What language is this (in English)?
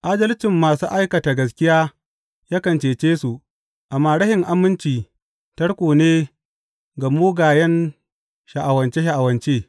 Hausa